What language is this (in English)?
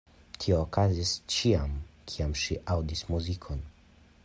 Esperanto